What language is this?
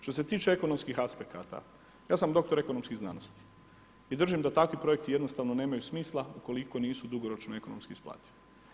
Croatian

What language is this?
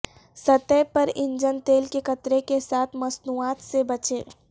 Urdu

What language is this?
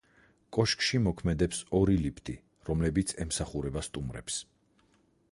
Georgian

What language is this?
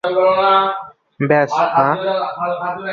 Bangla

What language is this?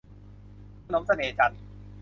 Thai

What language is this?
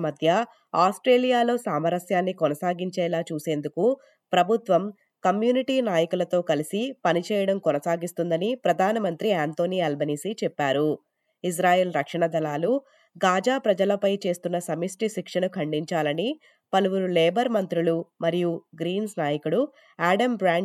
Telugu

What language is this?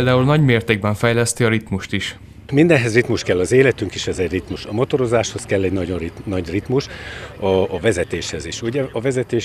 Hungarian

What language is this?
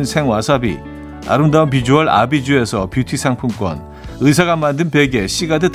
Korean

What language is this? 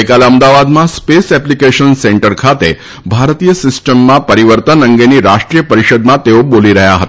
Gujarati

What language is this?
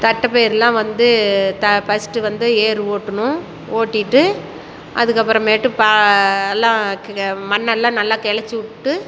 Tamil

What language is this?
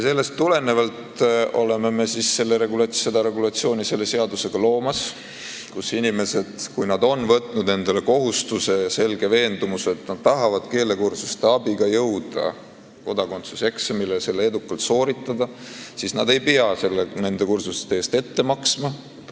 Estonian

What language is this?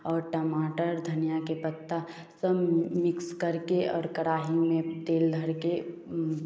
Hindi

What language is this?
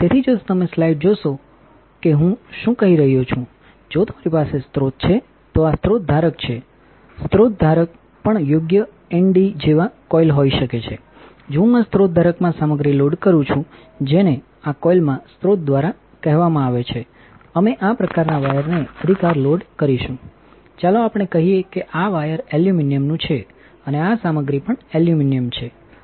Gujarati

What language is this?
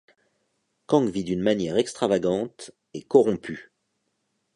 French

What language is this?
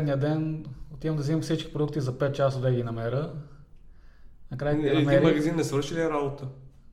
Bulgarian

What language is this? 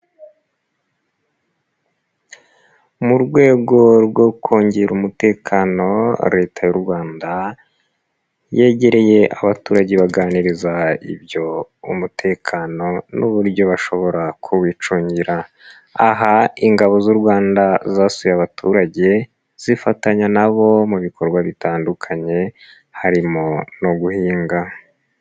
Kinyarwanda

